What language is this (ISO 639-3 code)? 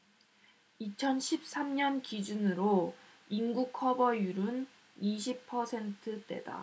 kor